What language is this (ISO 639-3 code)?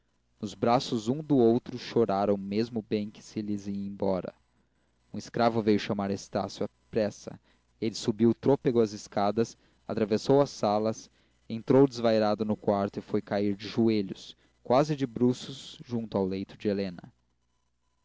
por